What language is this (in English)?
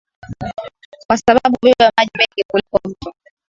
Swahili